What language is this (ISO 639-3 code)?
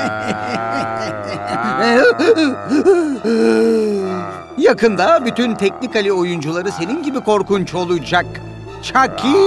tur